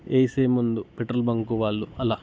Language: Telugu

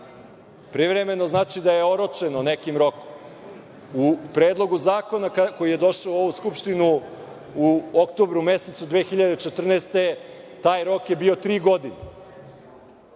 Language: Serbian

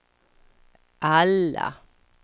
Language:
Swedish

